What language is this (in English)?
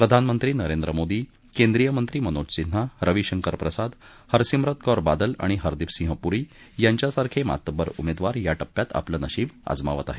Marathi